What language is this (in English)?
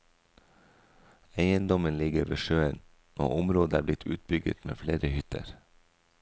Norwegian